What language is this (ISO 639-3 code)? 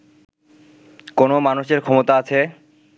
ben